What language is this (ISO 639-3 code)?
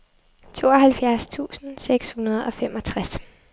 dan